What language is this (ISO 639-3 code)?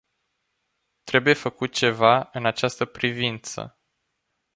ron